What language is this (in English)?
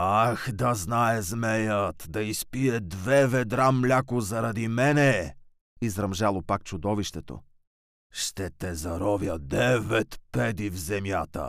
Bulgarian